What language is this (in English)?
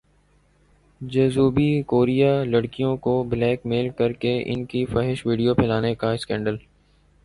Urdu